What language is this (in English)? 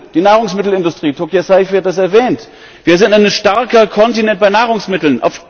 German